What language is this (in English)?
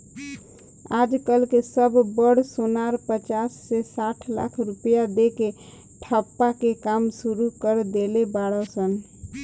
Bhojpuri